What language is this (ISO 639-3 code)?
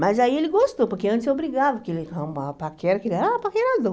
por